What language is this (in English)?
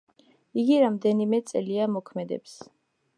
Georgian